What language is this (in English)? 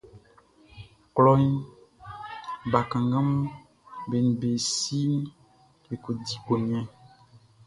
Baoulé